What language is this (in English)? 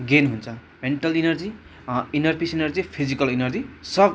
Nepali